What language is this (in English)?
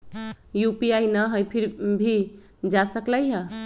Magahi